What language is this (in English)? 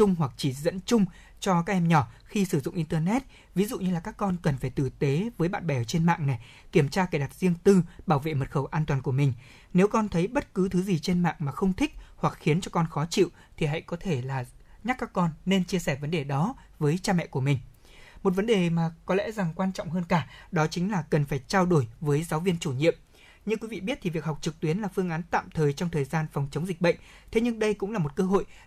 Vietnamese